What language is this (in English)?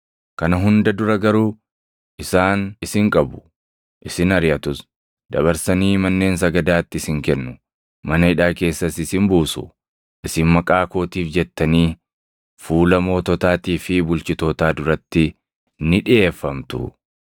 Oromo